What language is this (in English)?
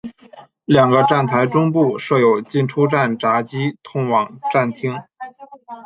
Chinese